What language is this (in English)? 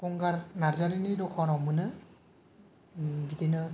Bodo